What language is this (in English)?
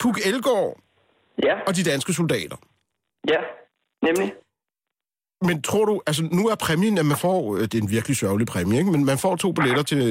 Danish